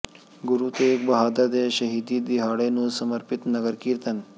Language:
Punjabi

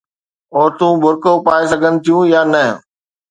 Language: Sindhi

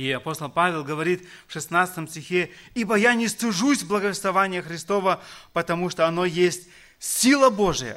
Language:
Russian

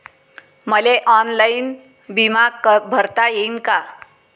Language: Marathi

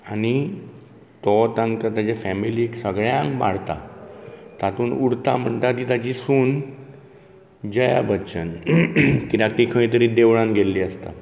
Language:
Konkani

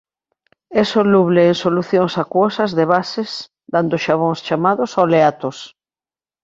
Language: Galician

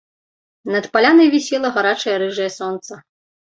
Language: Belarusian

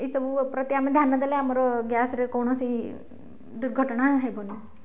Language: Odia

